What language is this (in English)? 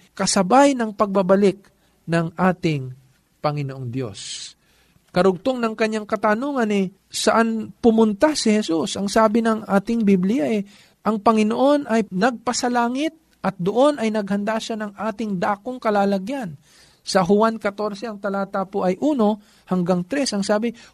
Filipino